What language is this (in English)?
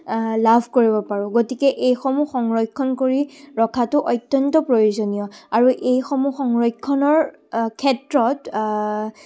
Assamese